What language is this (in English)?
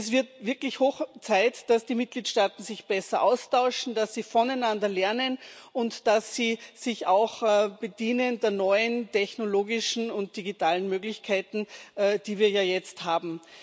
German